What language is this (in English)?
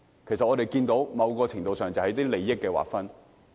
Cantonese